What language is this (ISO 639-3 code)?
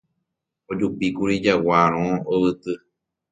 grn